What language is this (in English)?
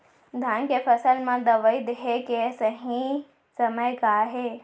Chhattisgarhi